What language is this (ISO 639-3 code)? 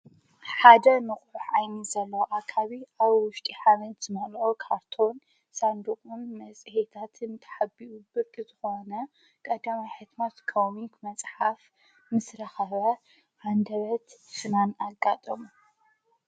tir